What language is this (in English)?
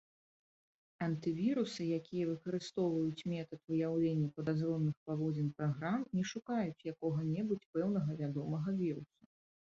Belarusian